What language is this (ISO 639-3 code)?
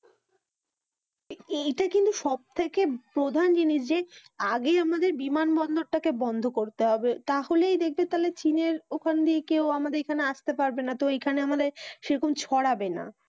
ben